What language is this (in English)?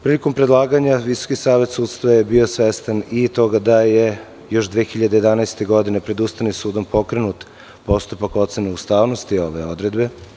Serbian